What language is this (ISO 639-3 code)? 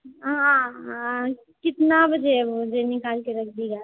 mai